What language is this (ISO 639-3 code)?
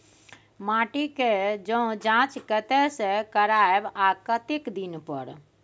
mai